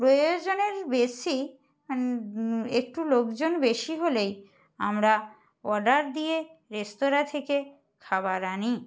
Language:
Bangla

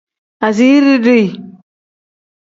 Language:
Tem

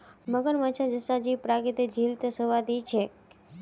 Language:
Magahi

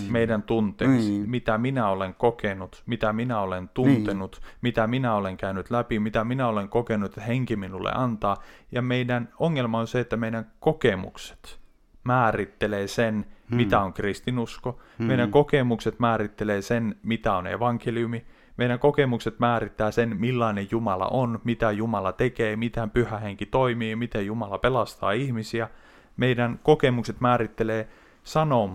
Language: Finnish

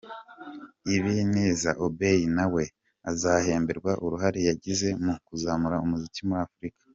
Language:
Kinyarwanda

